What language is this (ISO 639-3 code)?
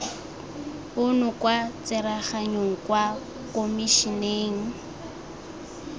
tsn